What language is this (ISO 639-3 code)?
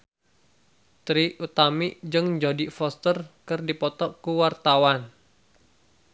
sun